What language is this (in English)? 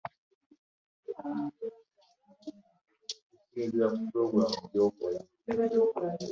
Ganda